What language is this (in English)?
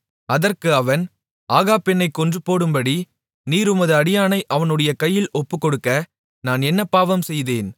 Tamil